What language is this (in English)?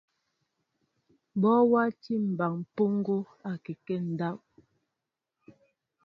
Mbo (Cameroon)